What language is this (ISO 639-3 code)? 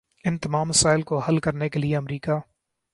urd